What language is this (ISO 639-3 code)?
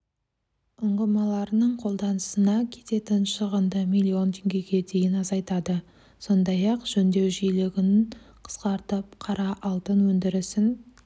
kaz